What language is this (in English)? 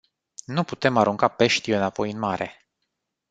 Romanian